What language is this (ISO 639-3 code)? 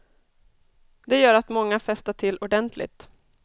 swe